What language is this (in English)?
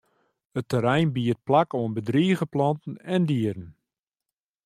Western Frisian